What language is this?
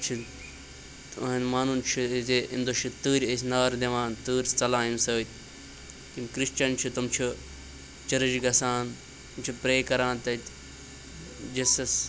Kashmiri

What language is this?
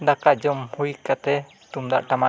Santali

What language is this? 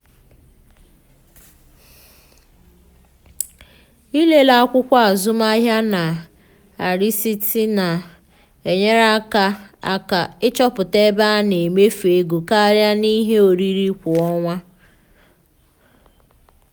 Igbo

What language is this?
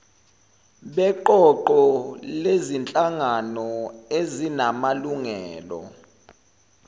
Zulu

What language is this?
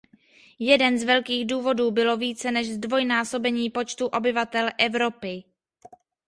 Czech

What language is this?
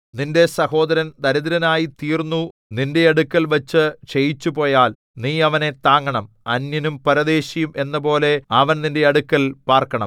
Malayalam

